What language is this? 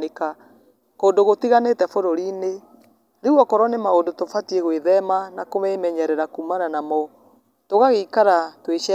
Kikuyu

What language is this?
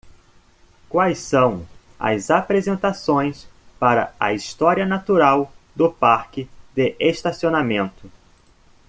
Portuguese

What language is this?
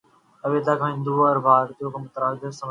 Urdu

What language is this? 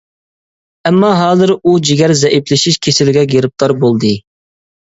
Uyghur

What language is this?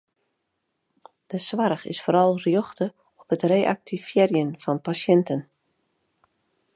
Western Frisian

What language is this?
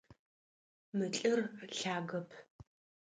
Adyghe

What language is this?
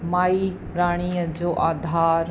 Sindhi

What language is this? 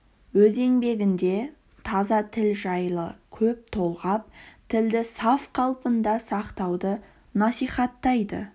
Kazakh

